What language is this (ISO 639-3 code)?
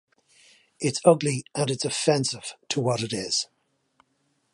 eng